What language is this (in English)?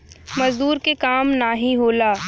Bhojpuri